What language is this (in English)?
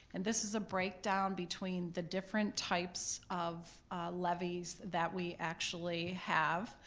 English